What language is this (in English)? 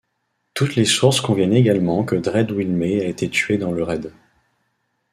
French